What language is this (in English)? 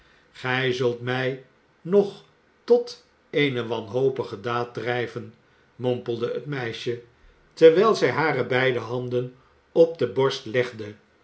Dutch